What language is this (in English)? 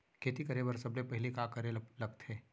Chhattisgarhi